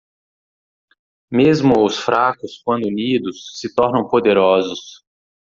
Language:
Portuguese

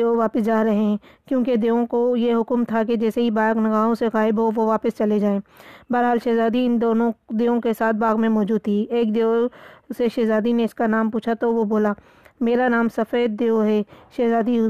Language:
Urdu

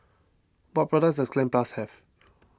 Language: English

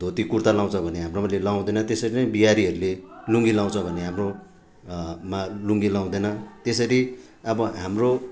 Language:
Nepali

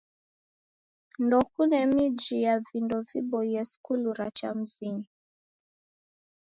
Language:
Taita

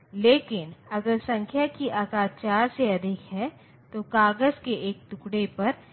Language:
Hindi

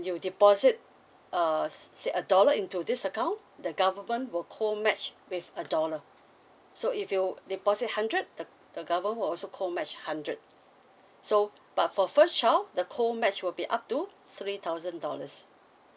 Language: English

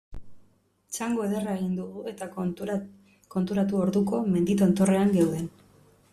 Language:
Basque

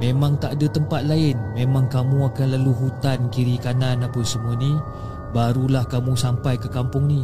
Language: Malay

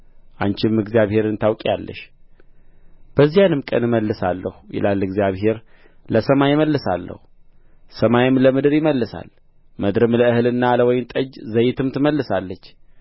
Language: Amharic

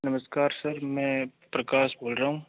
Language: Hindi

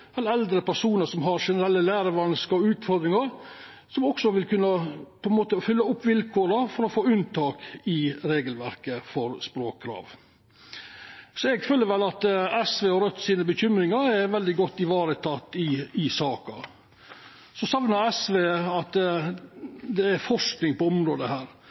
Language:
Norwegian Nynorsk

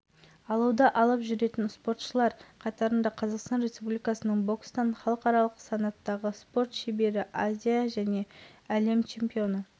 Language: Kazakh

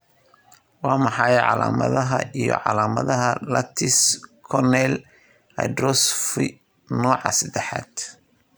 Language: Somali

